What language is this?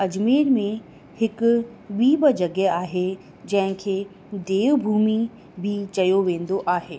Sindhi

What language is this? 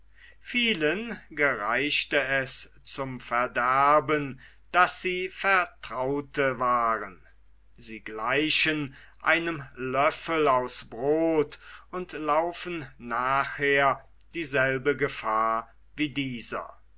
German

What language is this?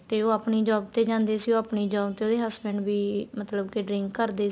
Punjabi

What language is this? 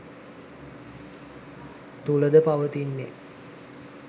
Sinhala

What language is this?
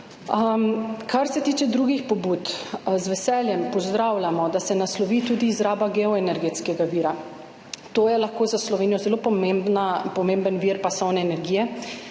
Slovenian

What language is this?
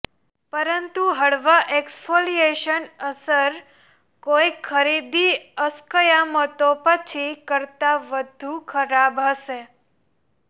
Gujarati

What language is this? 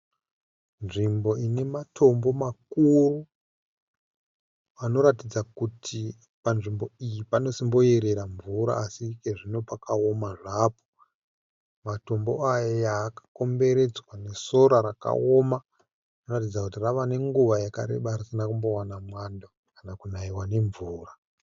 Shona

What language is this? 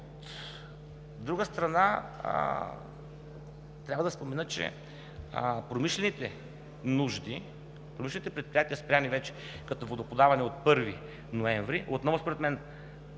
Bulgarian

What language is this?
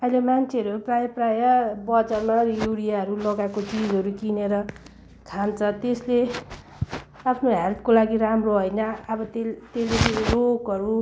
Nepali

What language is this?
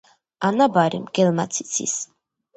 Georgian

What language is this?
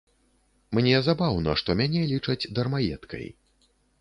Belarusian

